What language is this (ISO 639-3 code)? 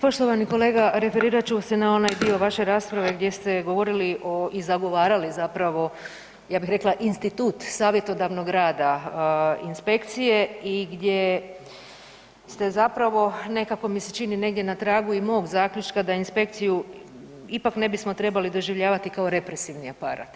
hrv